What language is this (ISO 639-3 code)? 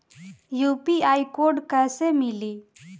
bho